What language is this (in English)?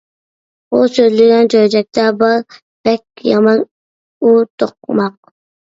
Uyghur